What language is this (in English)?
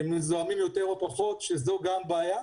Hebrew